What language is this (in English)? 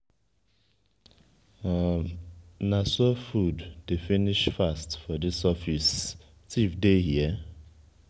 Nigerian Pidgin